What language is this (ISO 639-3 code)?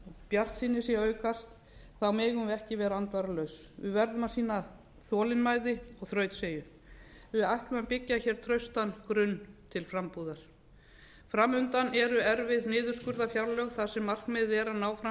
isl